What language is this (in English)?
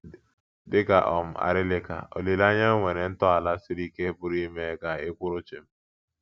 Igbo